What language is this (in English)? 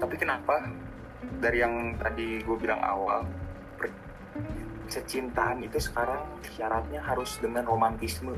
Indonesian